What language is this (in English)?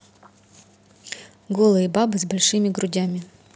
Russian